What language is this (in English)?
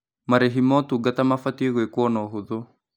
Kikuyu